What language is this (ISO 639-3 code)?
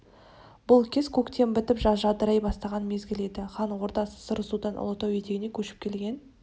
kaz